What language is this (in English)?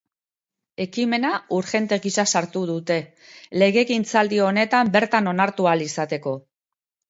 Basque